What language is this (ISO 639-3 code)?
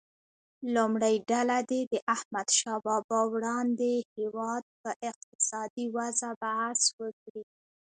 pus